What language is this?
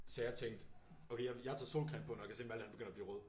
Danish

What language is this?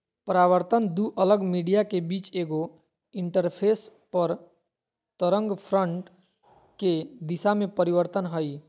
Magahi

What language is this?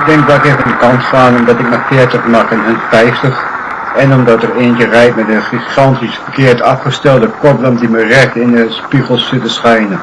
Dutch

